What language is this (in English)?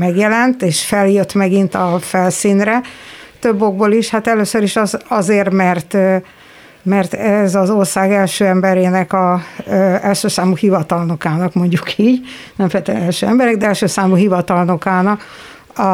Hungarian